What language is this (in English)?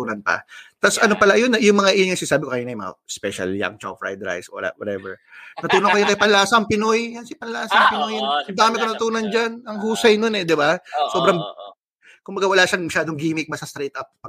Filipino